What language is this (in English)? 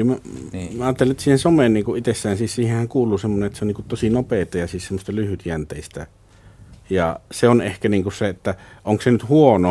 Finnish